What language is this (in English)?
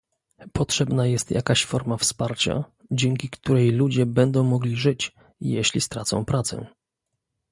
Polish